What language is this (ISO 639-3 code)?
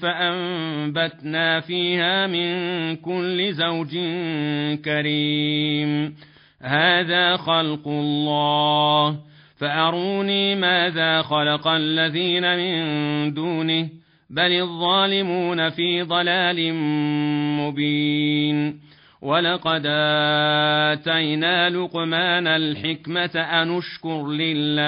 ara